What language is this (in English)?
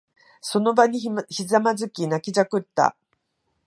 Japanese